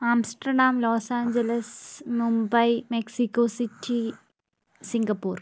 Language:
Malayalam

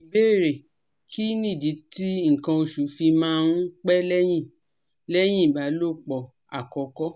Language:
Yoruba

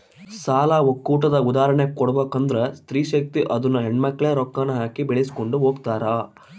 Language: Kannada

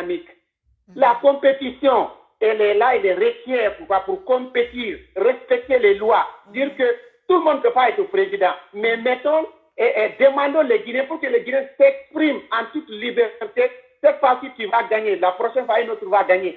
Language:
French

